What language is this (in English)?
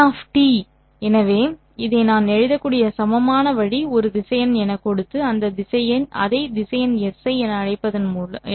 Tamil